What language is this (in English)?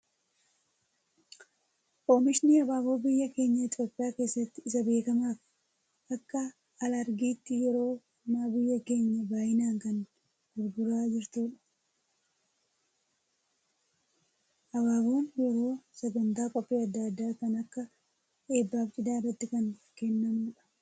Oromo